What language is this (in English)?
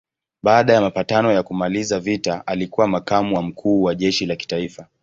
Swahili